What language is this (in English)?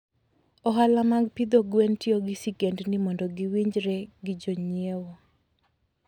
Luo (Kenya and Tanzania)